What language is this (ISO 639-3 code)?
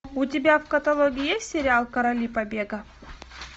rus